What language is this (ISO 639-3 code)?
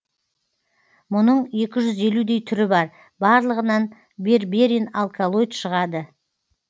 kaz